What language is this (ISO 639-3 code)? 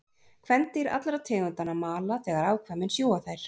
isl